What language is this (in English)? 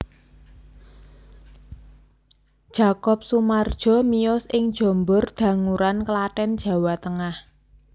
Javanese